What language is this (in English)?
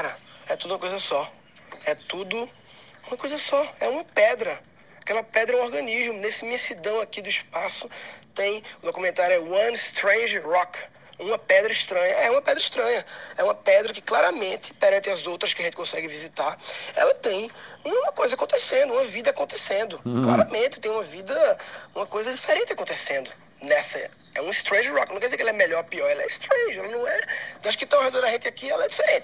Portuguese